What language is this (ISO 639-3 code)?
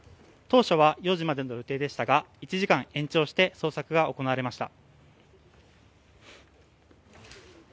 jpn